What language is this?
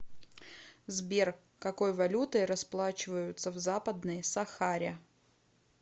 Russian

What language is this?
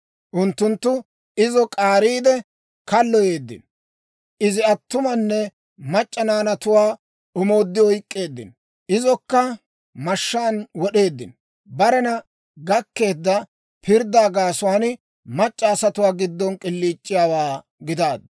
Dawro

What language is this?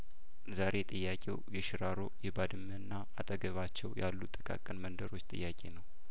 Amharic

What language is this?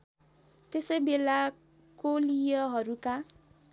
Nepali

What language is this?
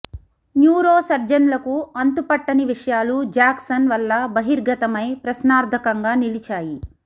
Telugu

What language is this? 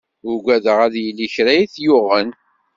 Kabyle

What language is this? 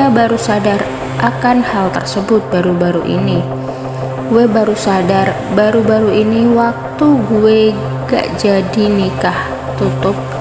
Indonesian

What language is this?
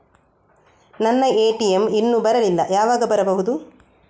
Kannada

